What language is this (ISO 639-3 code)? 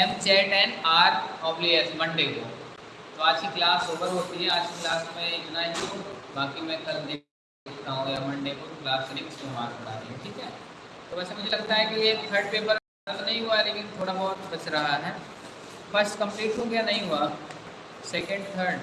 hin